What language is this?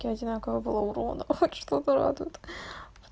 Russian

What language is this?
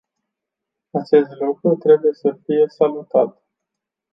Romanian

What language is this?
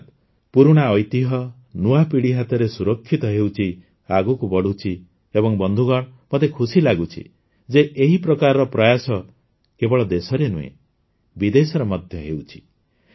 Odia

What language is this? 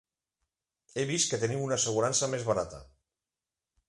Catalan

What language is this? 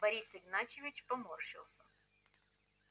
Russian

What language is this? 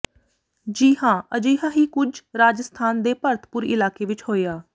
Punjabi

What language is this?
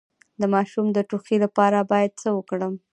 Pashto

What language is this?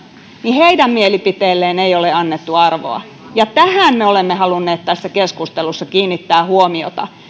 Finnish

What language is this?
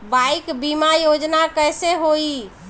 Bhojpuri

